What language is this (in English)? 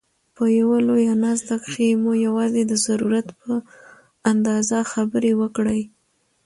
Pashto